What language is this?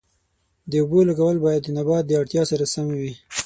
Pashto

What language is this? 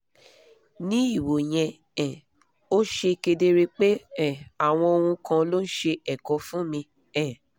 Yoruba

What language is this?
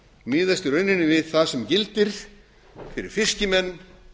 Icelandic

